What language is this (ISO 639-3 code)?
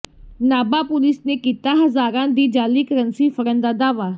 pan